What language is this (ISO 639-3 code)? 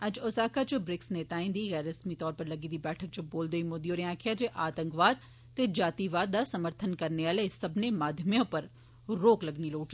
doi